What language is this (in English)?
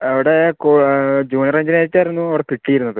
Malayalam